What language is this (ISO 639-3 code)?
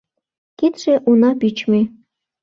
chm